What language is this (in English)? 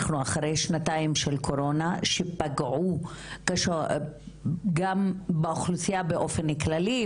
Hebrew